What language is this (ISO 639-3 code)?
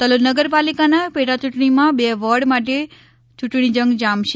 guj